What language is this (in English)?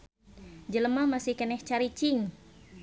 Sundanese